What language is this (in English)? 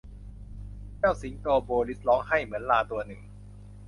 Thai